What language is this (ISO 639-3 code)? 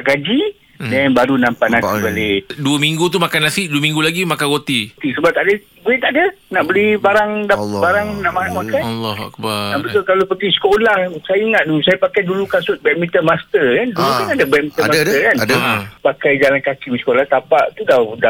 msa